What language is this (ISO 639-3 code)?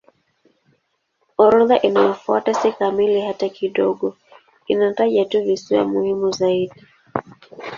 swa